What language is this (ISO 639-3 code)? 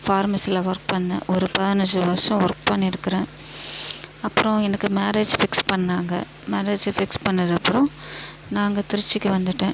tam